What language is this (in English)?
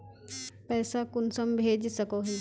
Magahi